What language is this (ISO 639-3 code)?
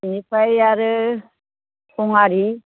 brx